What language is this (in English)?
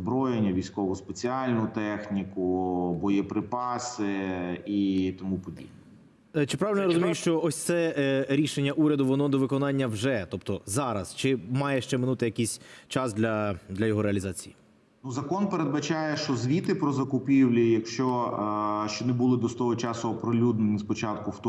Ukrainian